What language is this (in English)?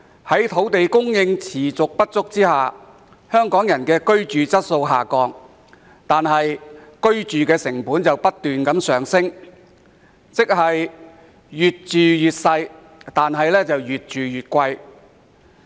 Cantonese